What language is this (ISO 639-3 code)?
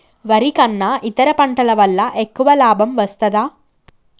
tel